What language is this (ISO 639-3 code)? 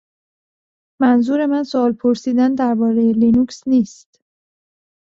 fas